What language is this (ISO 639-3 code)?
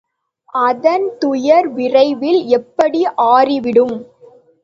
tam